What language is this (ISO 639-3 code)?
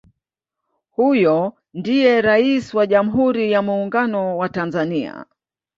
swa